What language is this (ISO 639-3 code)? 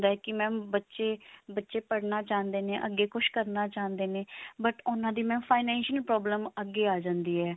pan